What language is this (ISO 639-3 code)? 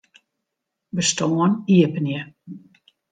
fry